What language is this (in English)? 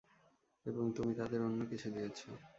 Bangla